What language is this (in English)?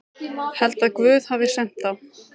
Icelandic